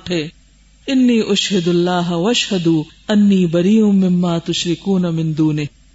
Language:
Urdu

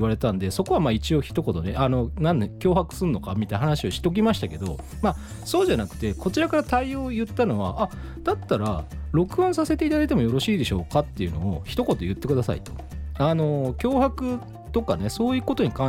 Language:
Japanese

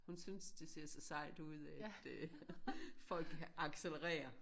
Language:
Danish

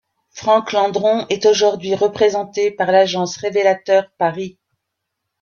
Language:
French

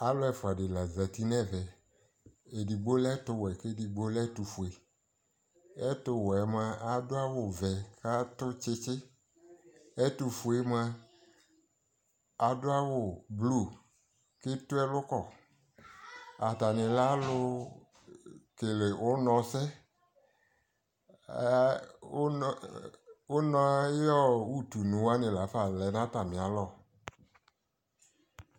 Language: Ikposo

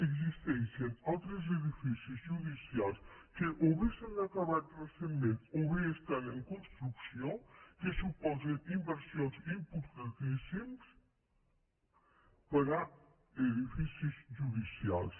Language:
Catalan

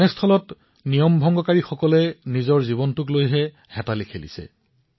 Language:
Assamese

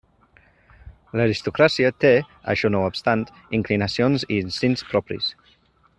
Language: Catalan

